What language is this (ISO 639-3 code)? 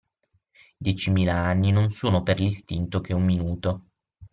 ita